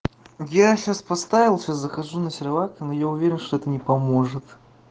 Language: Russian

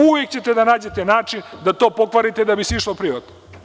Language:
Serbian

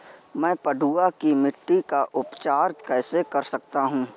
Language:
Hindi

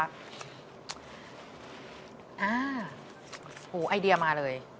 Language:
Thai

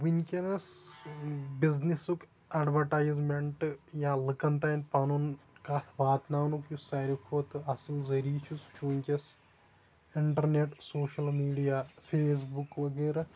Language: Kashmiri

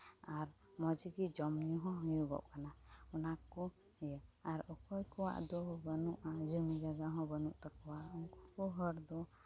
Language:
Santali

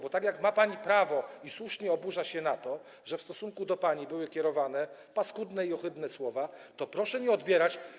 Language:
Polish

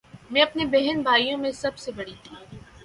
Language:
Urdu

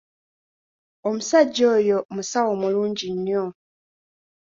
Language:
Ganda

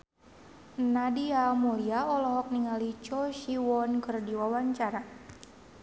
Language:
Sundanese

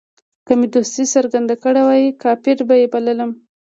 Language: Pashto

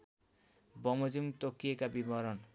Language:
Nepali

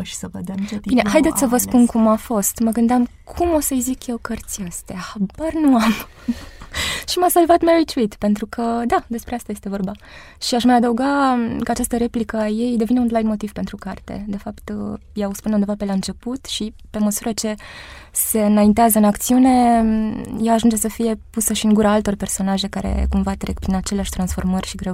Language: Romanian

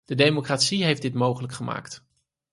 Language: Dutch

